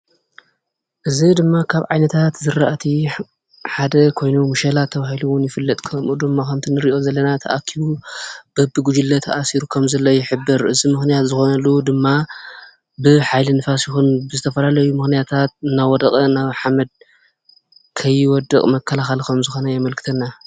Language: Tigrinya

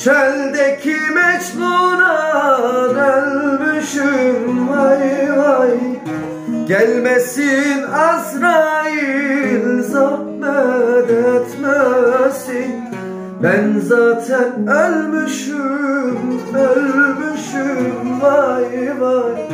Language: Turkish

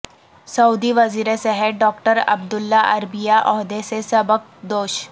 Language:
Urdu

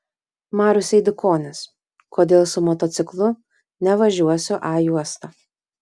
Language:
Lithuanian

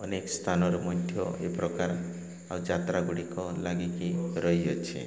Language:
Odia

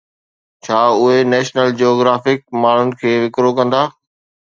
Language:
Sindhi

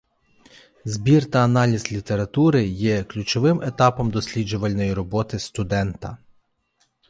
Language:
Ukrainian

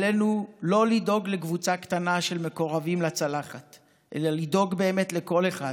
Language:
Hebrew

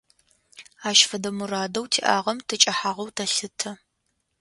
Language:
Adyghe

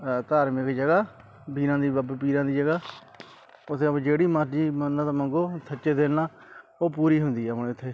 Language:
Punjabi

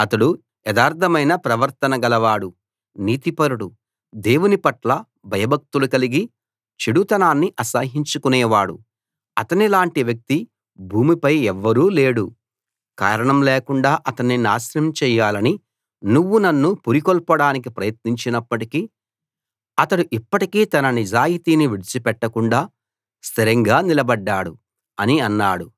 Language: Telugu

